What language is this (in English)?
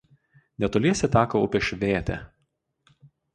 Lithuanian